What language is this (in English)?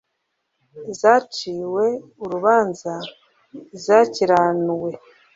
Kinyarwanda